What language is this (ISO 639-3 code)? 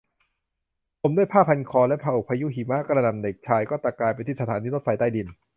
tha